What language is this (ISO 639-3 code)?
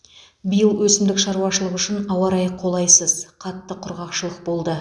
kaz